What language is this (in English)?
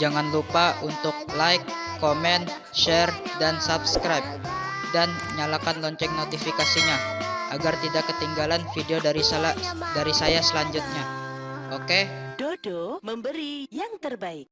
Indonesian